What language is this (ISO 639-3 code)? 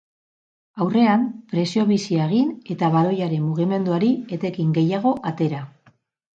eus